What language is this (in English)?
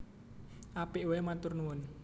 Javanese